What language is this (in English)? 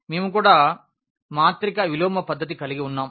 Telugu